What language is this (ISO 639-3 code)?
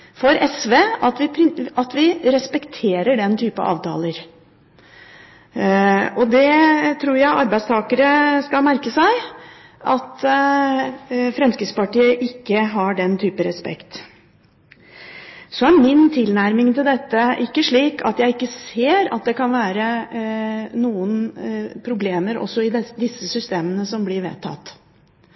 nob